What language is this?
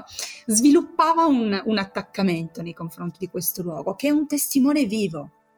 Italian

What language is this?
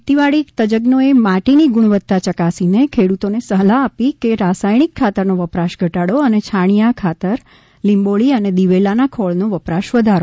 Gujarati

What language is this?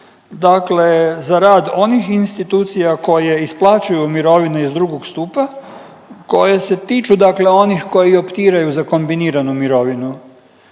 Croatian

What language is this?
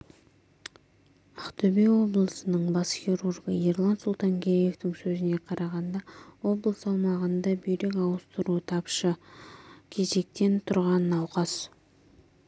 Kazakh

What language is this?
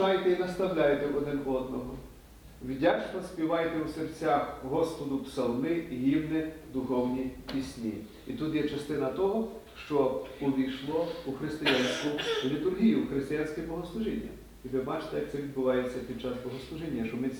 Ukrainian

